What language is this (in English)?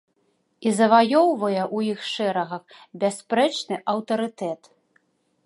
Belarusian